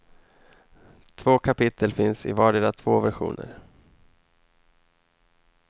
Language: Swedish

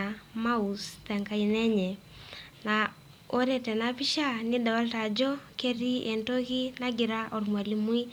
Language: Masai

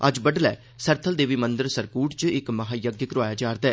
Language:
Dogri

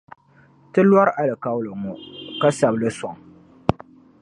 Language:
Dagbani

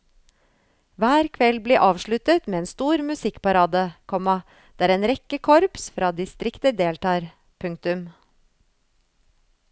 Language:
Norwegian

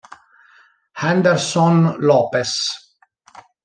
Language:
Italian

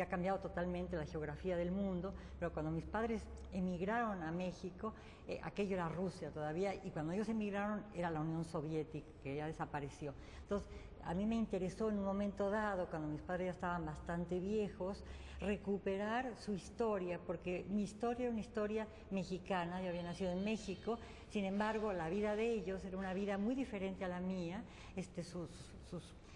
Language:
Spanish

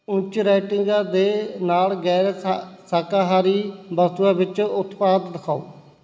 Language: Punjabi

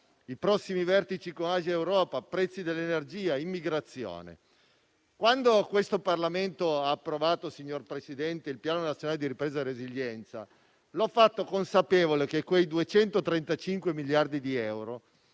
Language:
Italian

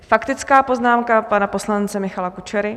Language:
Czech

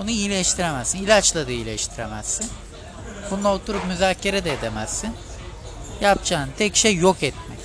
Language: Turkish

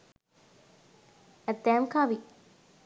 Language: Sinhala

